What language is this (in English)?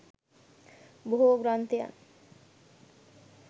Sinhala